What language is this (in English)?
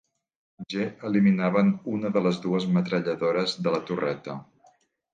Catalan